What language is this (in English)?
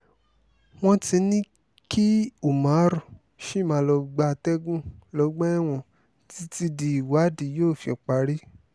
Yoruba